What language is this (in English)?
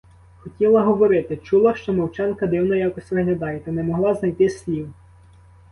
Ukrainian